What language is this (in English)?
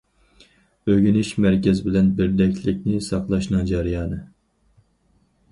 Uyghur